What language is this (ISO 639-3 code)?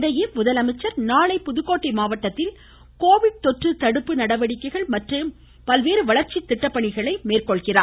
tam